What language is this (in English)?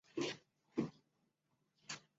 Chinese